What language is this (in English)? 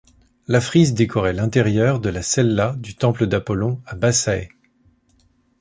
French